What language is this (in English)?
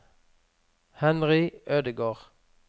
Norwegian